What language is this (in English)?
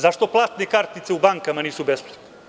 Serbian